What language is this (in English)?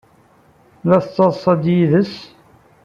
Kabyle